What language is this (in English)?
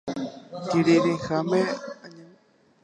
Guarani